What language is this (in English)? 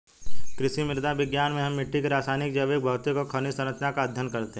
Hindi